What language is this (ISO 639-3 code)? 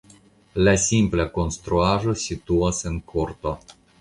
epo